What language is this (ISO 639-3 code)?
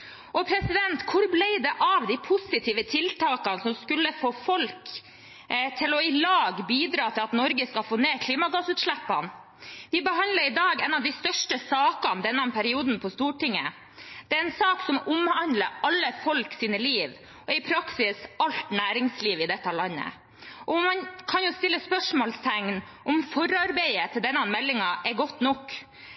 nob